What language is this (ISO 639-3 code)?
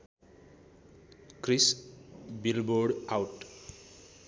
nep